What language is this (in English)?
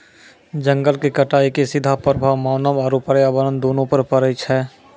Maithili